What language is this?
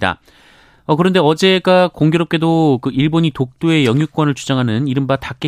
Korean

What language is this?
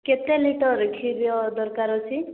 Odia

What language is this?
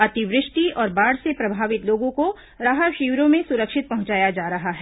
Hindi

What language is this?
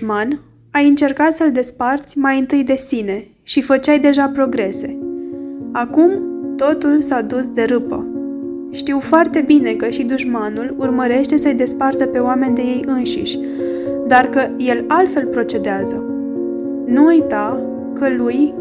Romanian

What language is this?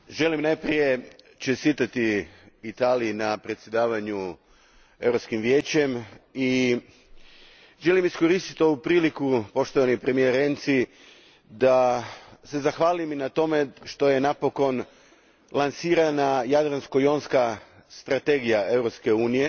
Croatian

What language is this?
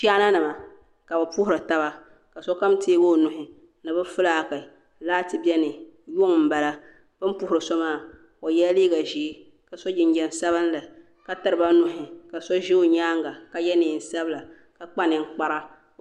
Dagbani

